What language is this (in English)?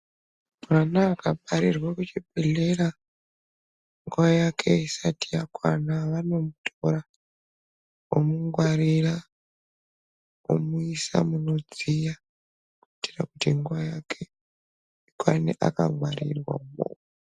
Ndau